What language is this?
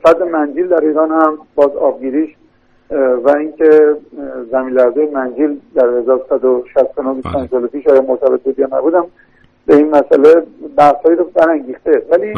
Persian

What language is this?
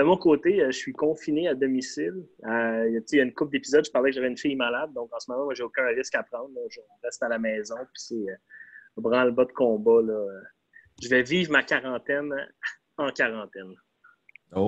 French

